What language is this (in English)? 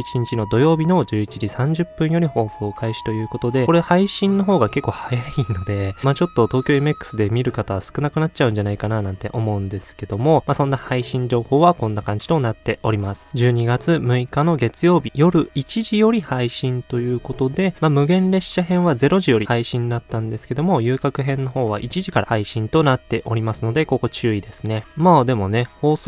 Japanese